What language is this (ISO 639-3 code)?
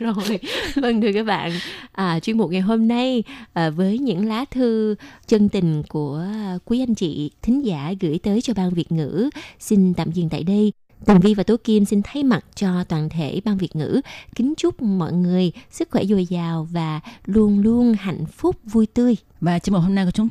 vie